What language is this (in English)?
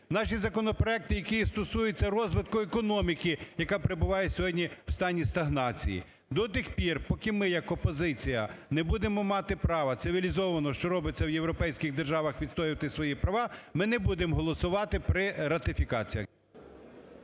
Ukrainian